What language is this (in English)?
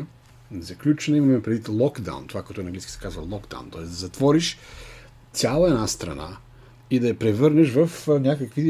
Bulgarian